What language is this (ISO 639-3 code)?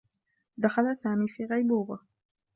ara